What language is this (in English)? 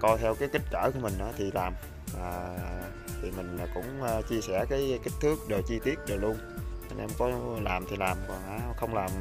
Vietnamese